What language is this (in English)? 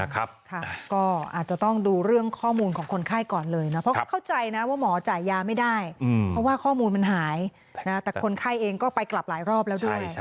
Thai